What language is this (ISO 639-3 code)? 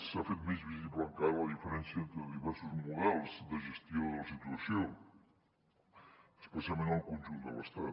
cat